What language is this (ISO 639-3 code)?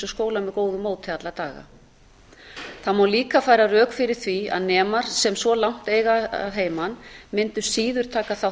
isl